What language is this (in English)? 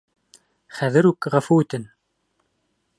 Bashkir